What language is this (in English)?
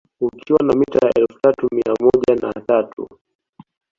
Swahili